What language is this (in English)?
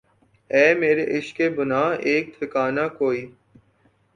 Urdu